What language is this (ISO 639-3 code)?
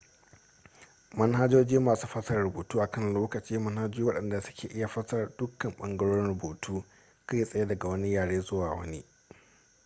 hau